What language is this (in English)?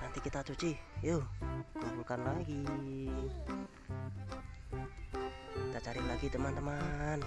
Indonesian